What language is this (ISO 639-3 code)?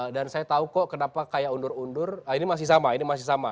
ind